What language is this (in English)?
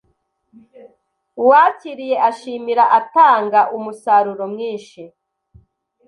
Kinyarwanda